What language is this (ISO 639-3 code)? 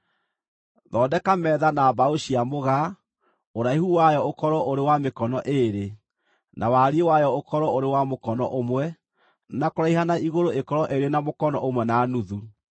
kik